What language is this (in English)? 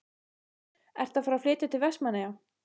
Icelandic